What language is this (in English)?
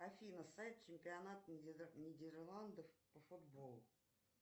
Russian